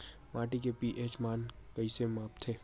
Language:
Chhattisgarhi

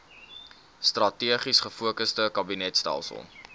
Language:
Afrikaans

